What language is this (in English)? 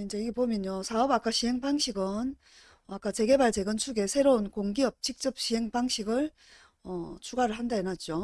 Korean